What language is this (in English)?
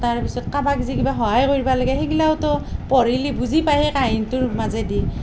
Assamese